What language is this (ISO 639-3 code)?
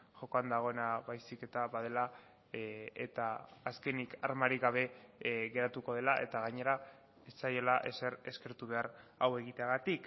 eus